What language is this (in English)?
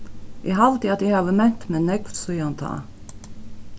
Faroese